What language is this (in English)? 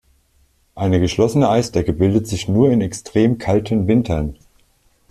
German